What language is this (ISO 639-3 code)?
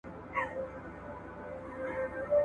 pus